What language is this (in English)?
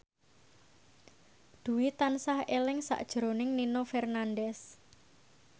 Javanese